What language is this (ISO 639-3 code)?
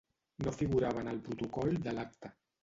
cat